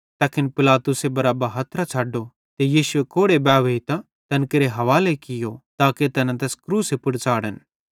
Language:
Bhadrawahi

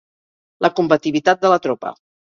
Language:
Catalan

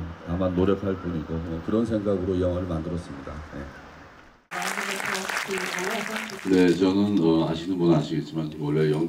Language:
Korean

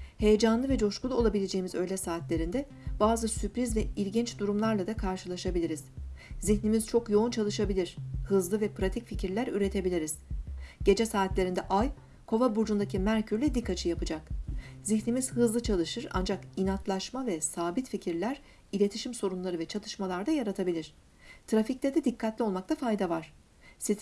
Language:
Turkish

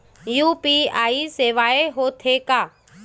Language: Chhattisgarhi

